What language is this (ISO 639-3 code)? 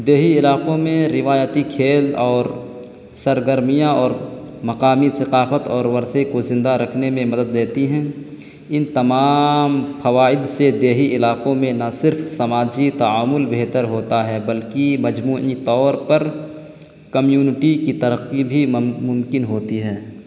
urd